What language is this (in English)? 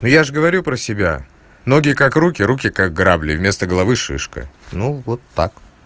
Russian